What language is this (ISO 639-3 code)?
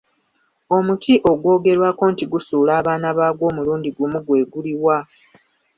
lug